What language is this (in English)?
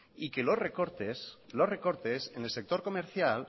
Spanish